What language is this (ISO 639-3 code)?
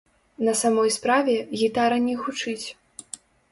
bel